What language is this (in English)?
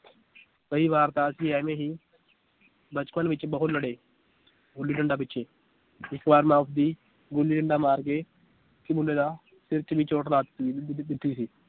Punjabi